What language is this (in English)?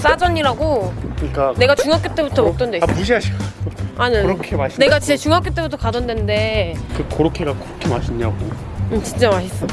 Korean